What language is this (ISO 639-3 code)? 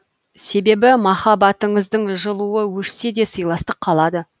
kaz